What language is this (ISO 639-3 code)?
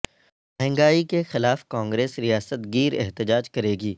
urd